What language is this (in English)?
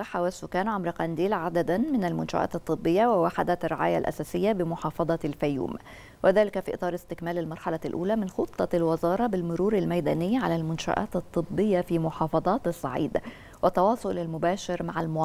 Arabic